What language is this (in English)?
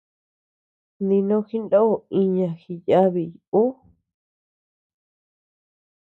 Tepeuxila Cuicatec